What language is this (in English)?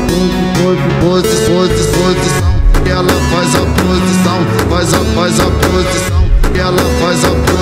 Romanian